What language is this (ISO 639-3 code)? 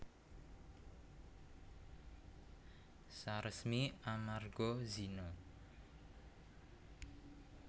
jav